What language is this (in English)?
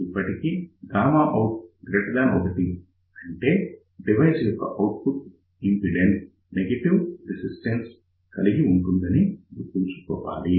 Telugu